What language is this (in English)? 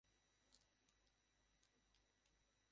Bangla